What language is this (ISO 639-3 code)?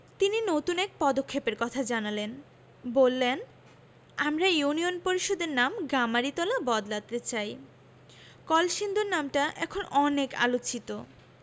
ben